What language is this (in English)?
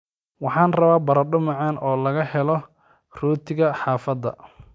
Somali